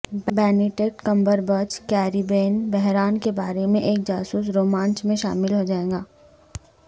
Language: Urdu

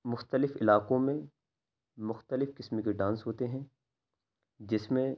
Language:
Urdu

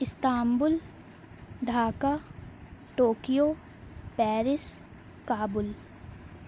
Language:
Urdu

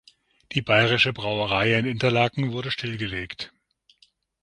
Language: German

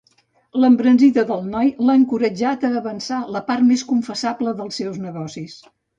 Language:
Catalan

